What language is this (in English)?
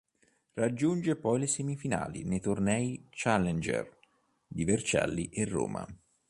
Italian